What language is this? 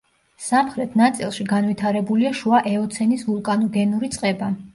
Georgian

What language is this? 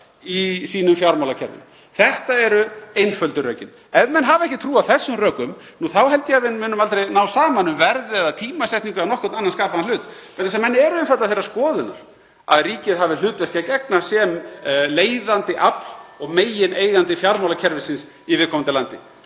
Icelandic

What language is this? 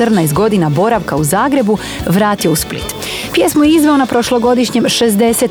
Croatian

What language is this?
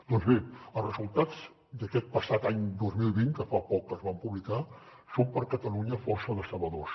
Catalan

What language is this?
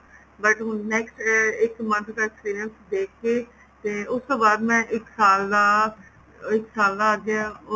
Punjabi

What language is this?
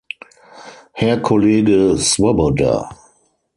German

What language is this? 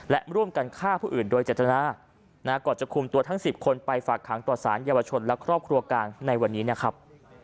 Thai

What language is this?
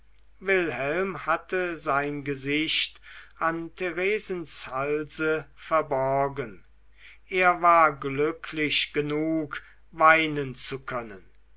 German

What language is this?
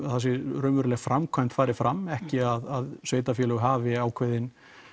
Icelandic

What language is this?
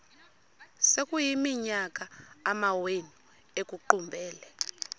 Xhosa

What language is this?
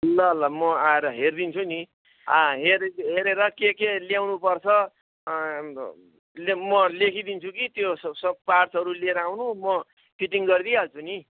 Nepali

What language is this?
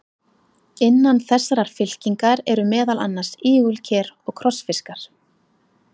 Icelandic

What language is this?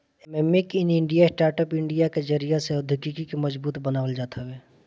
Bhojpuri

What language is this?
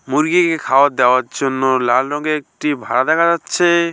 Bangla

